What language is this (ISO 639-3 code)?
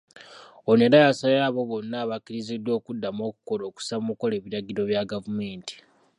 lug